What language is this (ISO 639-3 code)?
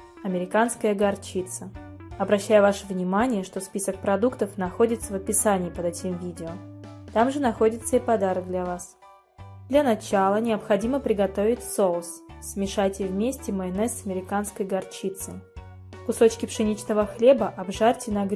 rus